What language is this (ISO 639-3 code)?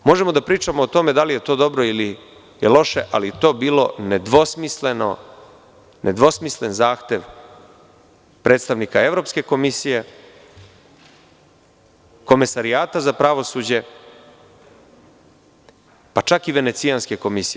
srp